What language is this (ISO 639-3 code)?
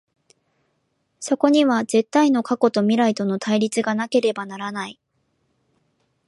jpn